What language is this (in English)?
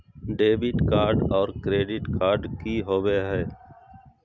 Magahi